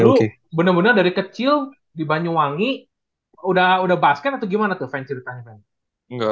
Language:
Indonesian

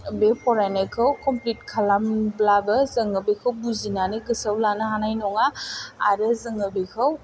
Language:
Bodo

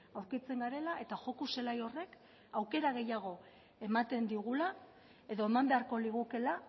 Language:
Basque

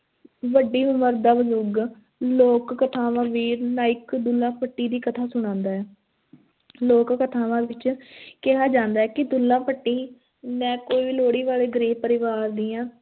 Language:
Punjabi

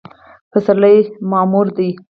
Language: Pashto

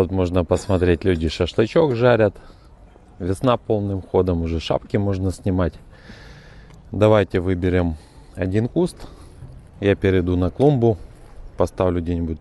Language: Russian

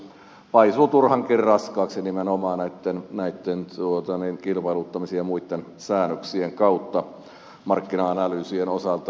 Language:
Finnish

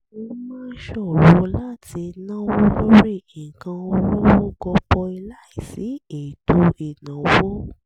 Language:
Yoruba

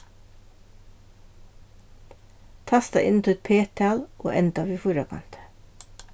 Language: Faroese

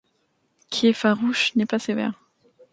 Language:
French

